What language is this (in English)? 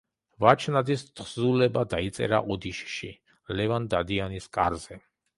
Georgian